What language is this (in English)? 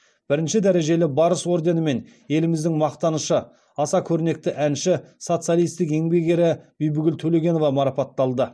Kazakh